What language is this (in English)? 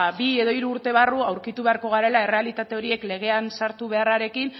Basque